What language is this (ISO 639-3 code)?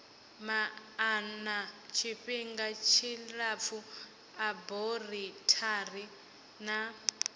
ven